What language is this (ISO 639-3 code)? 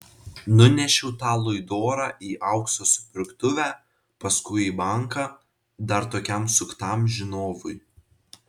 lit